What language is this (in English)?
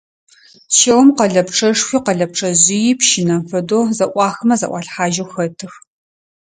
Adyghe